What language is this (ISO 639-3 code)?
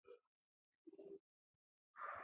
pus